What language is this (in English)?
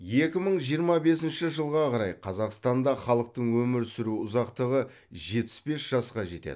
Kazakh